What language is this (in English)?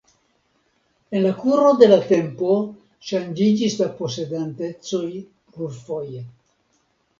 Esperanto